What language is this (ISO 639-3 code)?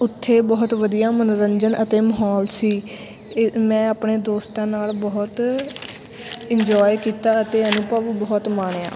pan